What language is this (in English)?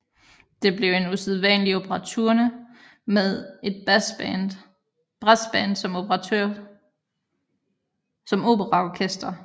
Danish